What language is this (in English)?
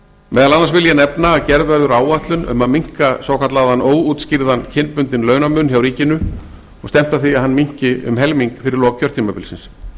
Icelandic